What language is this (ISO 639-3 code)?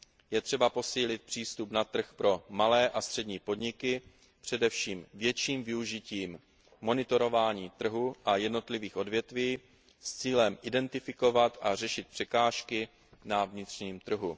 ces